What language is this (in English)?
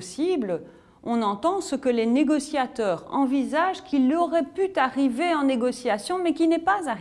French